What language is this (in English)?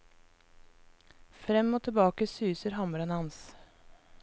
Norwegian